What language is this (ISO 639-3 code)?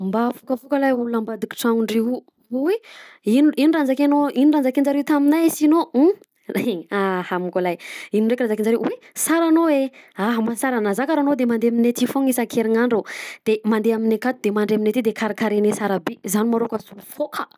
bzc